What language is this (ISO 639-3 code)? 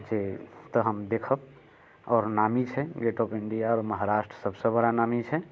mai